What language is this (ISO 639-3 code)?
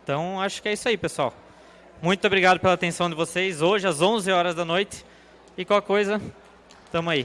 por